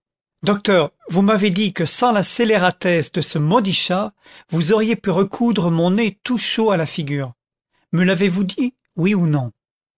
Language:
French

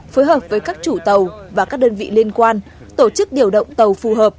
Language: Vietnamese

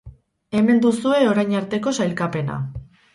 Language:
Basque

